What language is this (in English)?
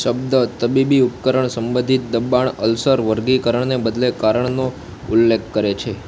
Gujarati